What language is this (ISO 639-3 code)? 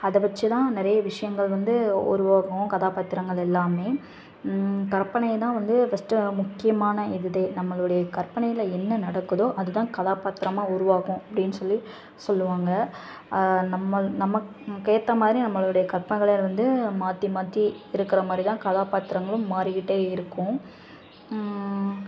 tam